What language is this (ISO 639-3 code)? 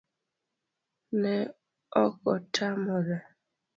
luo